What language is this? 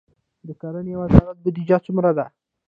Pashto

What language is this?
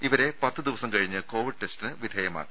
Malayalam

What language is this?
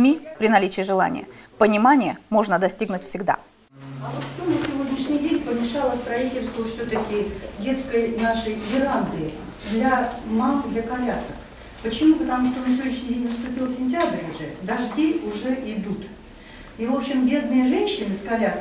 Russian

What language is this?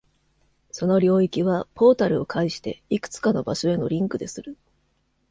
Japanese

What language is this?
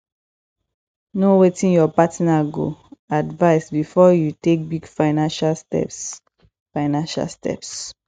Nigerian Pidgin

